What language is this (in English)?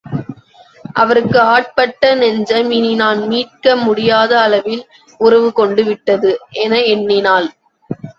Tamil